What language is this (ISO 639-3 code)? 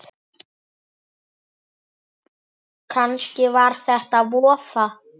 isl